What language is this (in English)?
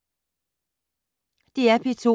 Danish